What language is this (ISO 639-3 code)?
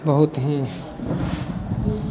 mai